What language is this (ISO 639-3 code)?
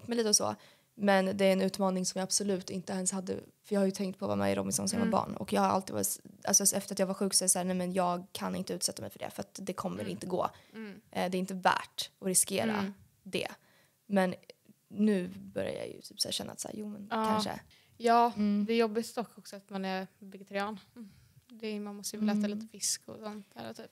swe